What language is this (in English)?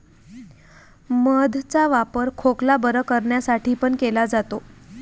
Marathi